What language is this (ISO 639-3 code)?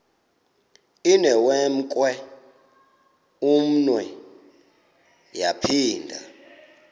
xho